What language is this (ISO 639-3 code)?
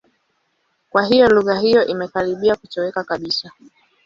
swa